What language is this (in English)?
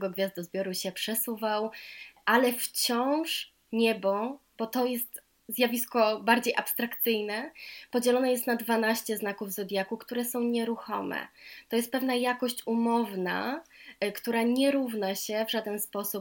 Polish